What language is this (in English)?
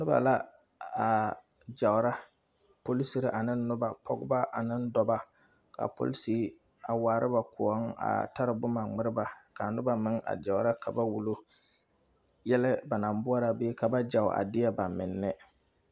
Southern Dagaare